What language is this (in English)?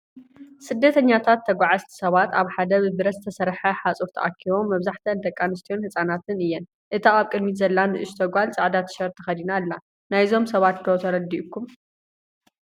Tigrinya